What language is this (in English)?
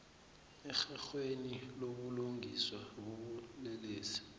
South Ndebele